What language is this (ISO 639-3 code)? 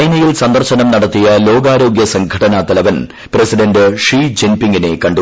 mal